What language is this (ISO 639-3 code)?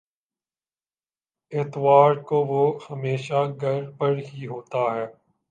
urd